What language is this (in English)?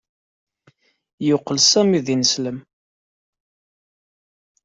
Kabyle